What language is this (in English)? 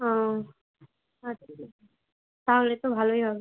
Bangla